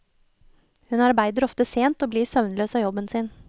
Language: Norwegian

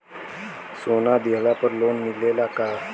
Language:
Bhojpuri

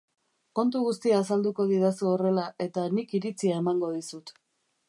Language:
Basque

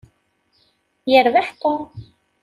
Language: Kabyle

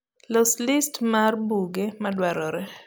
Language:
Luo (Kenya and Tanzania)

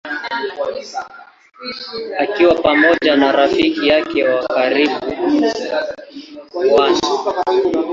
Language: Swahili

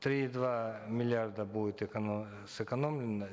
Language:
Kazakh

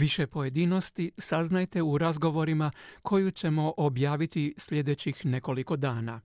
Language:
Croatian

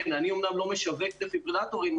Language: Hebrew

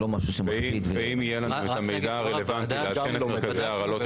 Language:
Hebrew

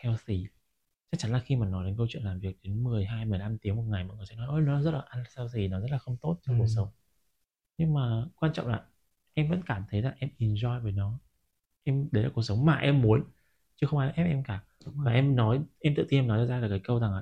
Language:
Vietnamese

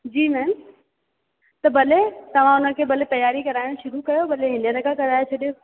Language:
Sindhi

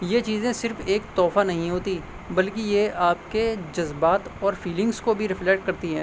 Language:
Urdu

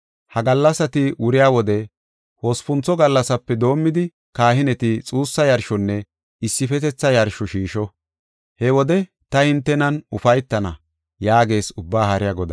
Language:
Gofa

